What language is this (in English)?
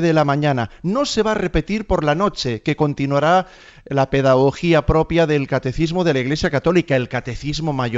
Spanish